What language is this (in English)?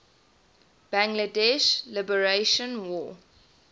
English